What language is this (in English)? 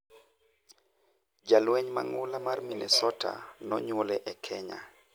Luo (Kenya and Tanzania)